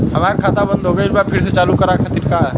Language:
Bhojpuri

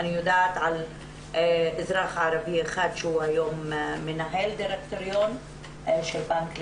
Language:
Hebrew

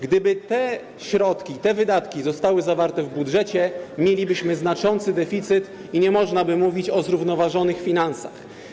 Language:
Polish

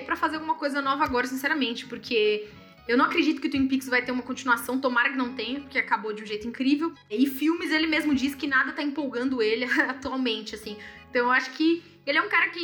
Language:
Portuguese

